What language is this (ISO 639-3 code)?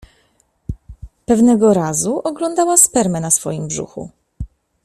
pol